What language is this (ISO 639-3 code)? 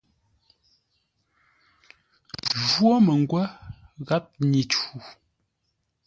nla